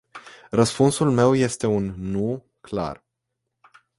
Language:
Romanian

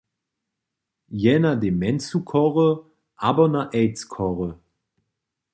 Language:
Upper Sorbian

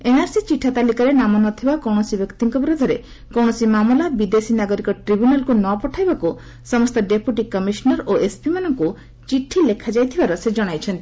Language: Odia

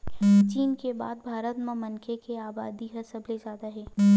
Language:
Chhattisgarhi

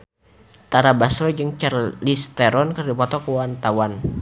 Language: Sundanese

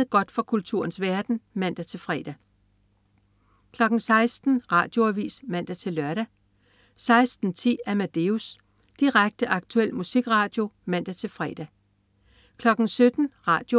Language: Danish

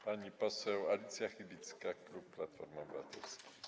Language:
Polish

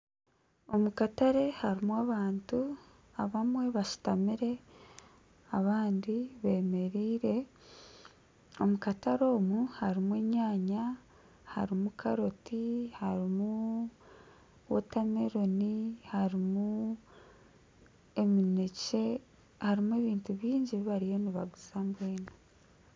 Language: Nyankole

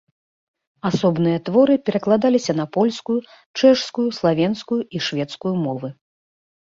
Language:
Belarusian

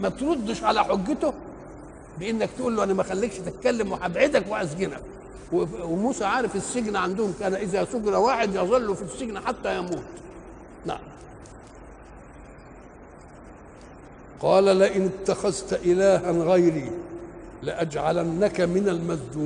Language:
Arabic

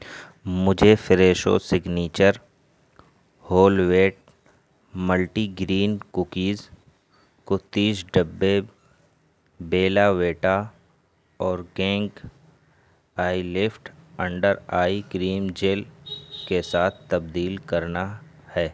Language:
Urdu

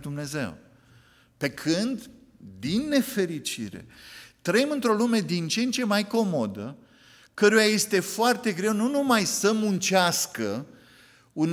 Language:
Romanian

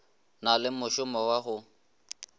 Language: Northern Sotho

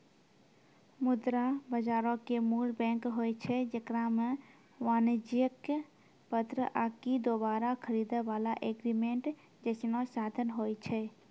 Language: Maithili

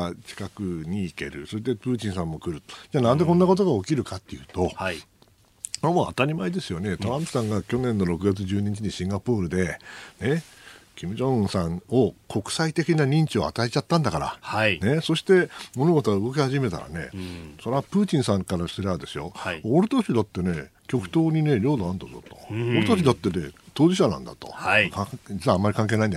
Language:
Japanese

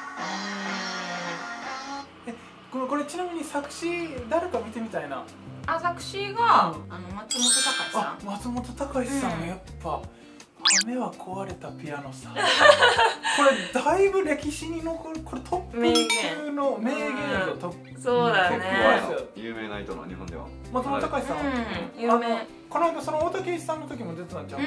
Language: Japanese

